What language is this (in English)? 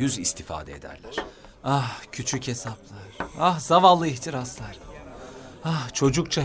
Turkish